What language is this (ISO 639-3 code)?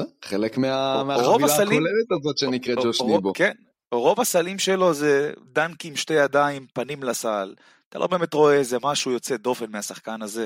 heb